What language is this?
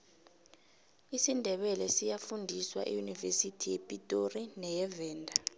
South Ndebele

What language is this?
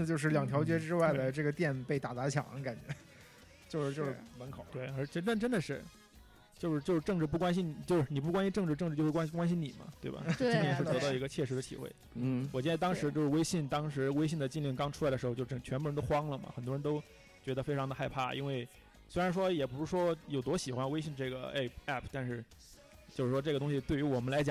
Chinese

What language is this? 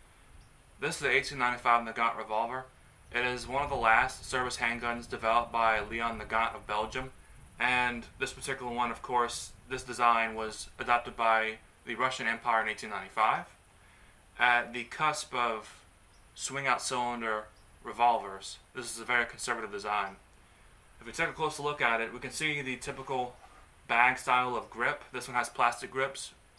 English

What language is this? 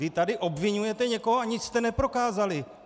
Czech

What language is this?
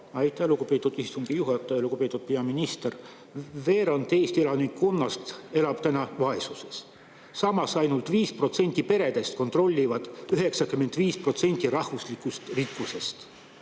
Estonian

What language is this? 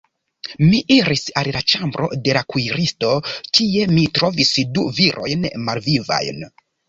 Esperanto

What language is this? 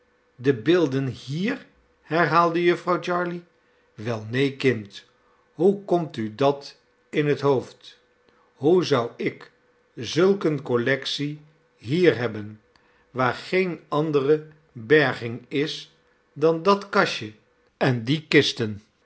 Dutch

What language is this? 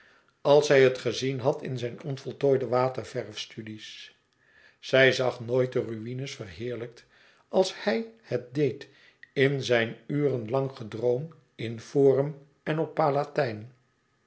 Dutch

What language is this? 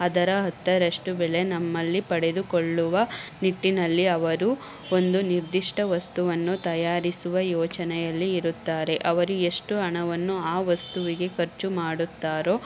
Kannada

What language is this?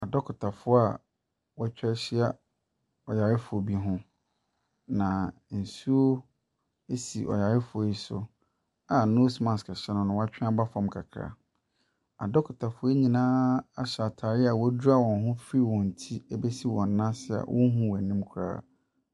Akan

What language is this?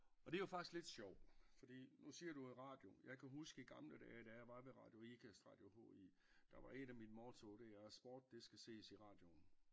Danish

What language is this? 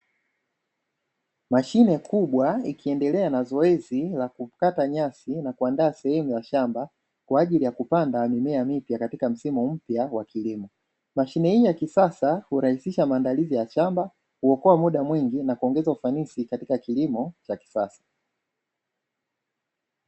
Swahili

